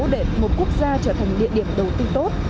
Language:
Vietnamese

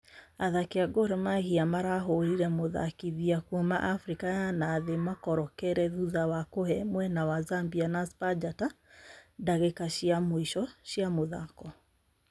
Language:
Kikuyu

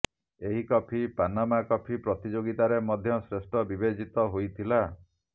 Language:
Odia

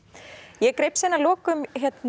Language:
Icelandic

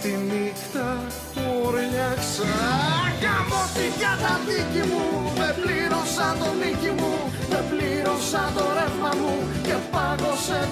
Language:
Greek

